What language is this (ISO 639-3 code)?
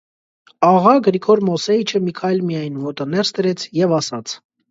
hye